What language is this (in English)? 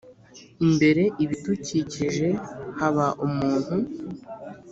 Kinyarwanda